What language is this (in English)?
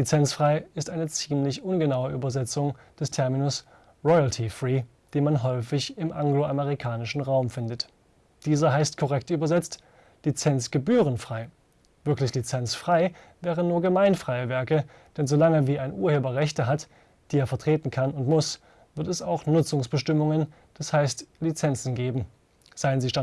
German